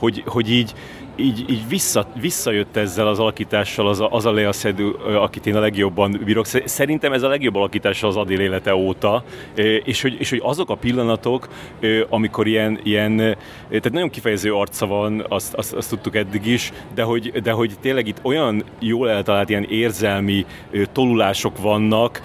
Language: Hungarian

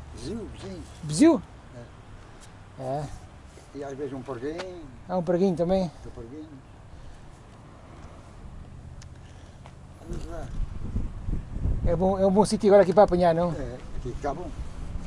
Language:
Portuguese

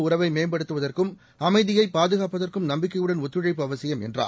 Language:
Tamil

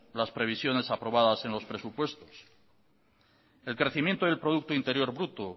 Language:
Spanish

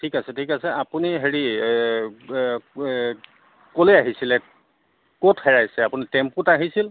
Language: Assamese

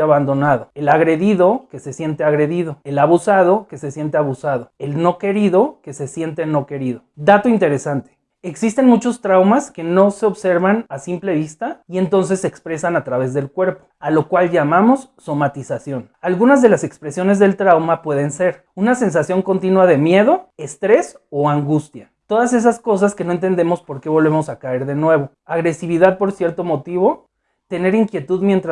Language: Spanish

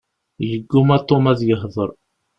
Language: Kabyle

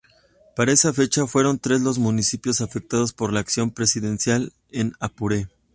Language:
Spanish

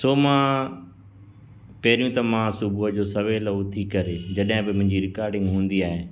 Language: Sindhi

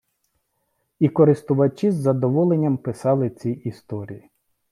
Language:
Ukrainian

